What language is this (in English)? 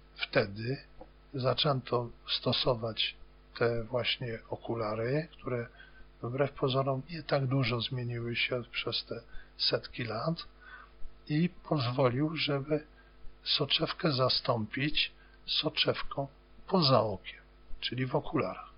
Polish